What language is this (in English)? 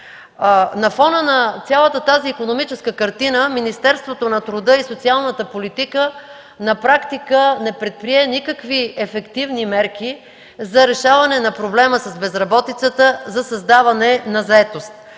Bulgarian